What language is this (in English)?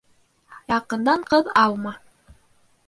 Bashkir